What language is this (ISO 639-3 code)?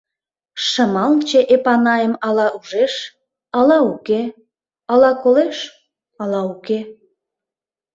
chm